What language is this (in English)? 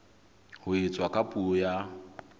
Southern Sotho